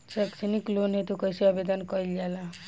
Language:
Bhojpuri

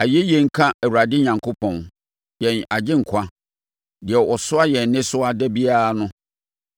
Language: Akan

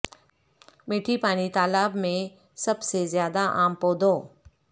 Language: Urdu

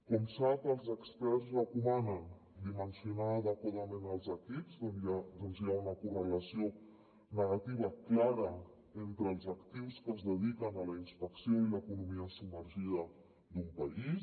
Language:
Catalan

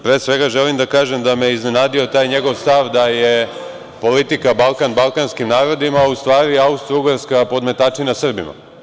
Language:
Serbian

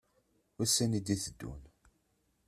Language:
Kabyle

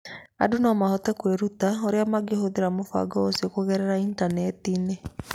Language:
Kikuyu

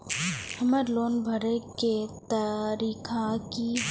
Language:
Maithili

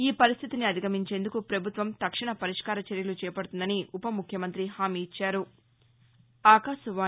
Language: Telugu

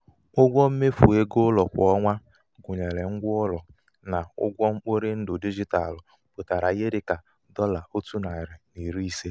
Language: Igbo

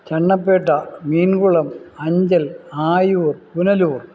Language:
Malayalam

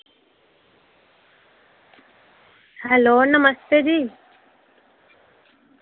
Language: Dogri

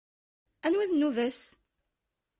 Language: Kabyle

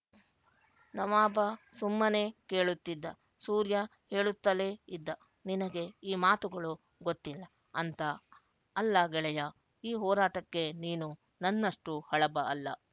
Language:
Kannada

